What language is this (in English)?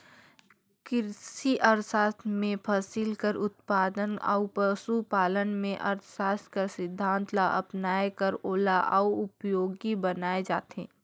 Chhattisgarhi